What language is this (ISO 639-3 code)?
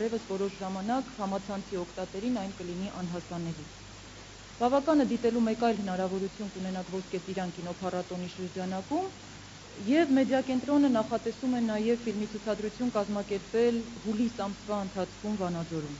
tur